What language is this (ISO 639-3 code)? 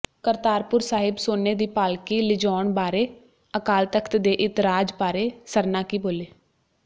pan